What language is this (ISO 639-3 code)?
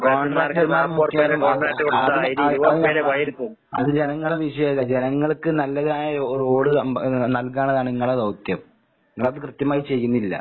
mal